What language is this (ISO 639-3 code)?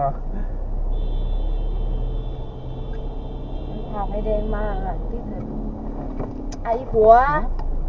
tha